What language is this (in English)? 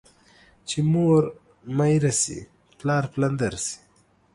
Pashto